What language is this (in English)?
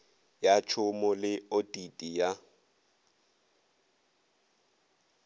Northern Sotho